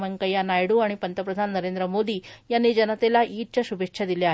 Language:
Marathi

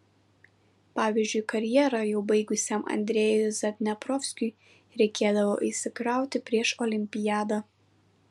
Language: Lithuanian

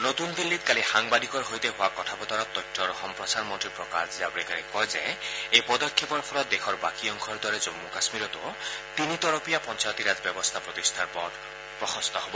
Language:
Assamese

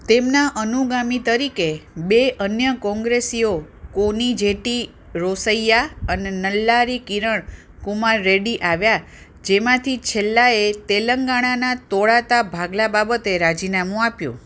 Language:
Gujarati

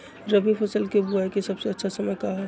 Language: Magahi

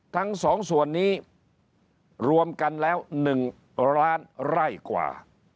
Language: Thai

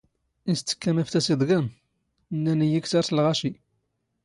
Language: Standard Moroccan Tamazight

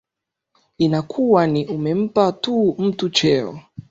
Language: Swahili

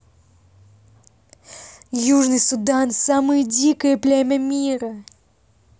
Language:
Russian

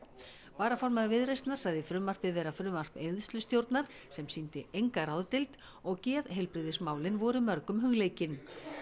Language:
Icelandic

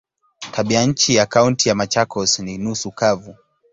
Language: Swahili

